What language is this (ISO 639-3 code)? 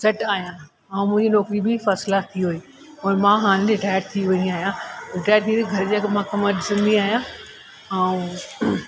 snd